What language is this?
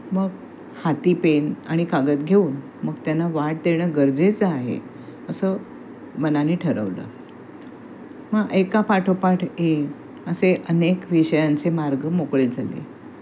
Marathi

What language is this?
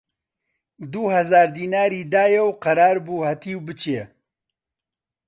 Central Kurdish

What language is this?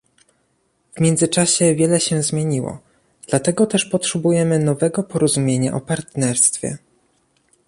Polish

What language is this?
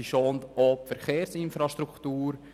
Swiss German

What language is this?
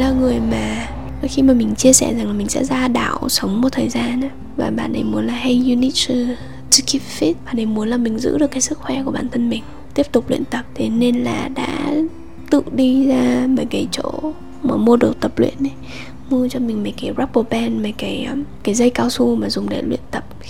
Vietnamese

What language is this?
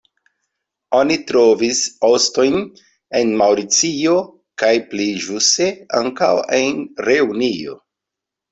Esperanto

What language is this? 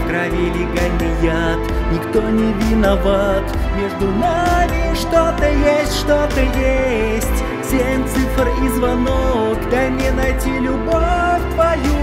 Russian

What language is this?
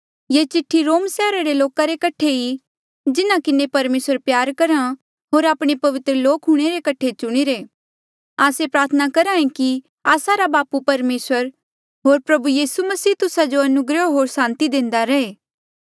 Mandeali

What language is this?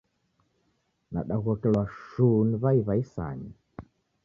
Taita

